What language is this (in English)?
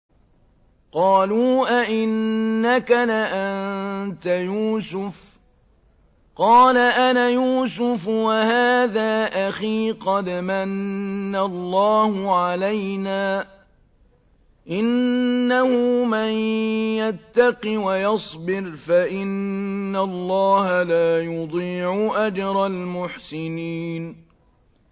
Arabic